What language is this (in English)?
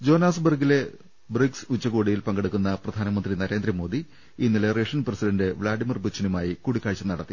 Malayalam